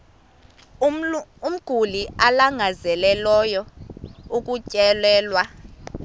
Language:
Xhosa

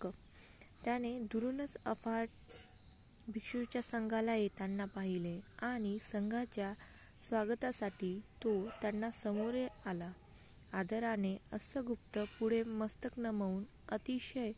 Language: Marathi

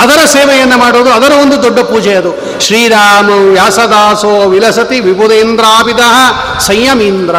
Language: Kannada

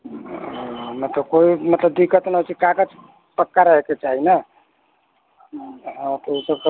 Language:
Maithili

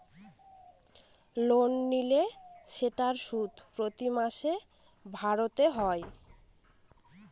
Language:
Bangla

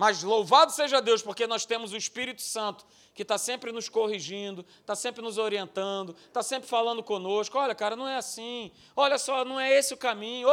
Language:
Portuguese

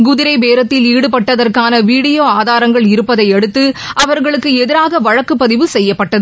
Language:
Tamil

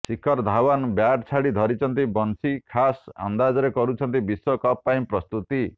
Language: Odia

